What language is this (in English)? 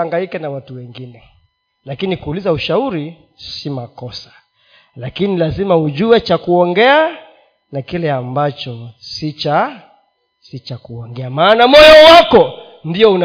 Swahili